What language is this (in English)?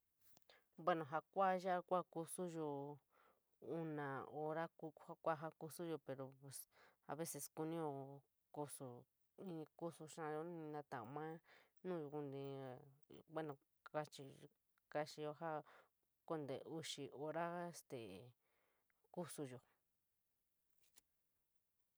San Miguel El Grande Mixtec